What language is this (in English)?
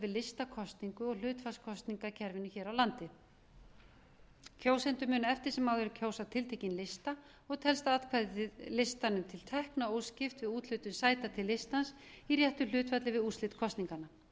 Icelandic